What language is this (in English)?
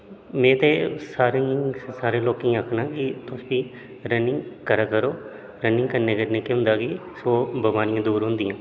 Dogri